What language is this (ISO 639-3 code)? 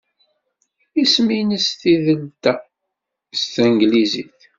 kab